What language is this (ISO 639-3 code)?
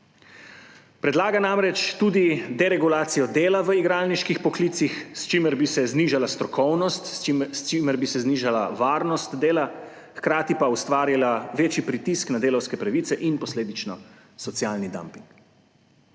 slv